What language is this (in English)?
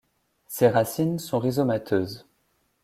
French